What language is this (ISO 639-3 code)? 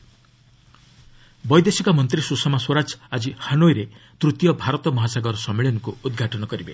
ori